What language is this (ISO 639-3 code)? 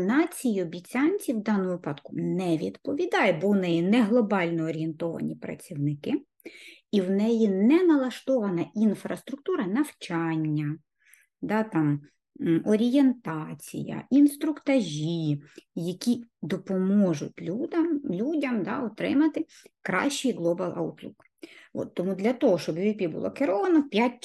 ukr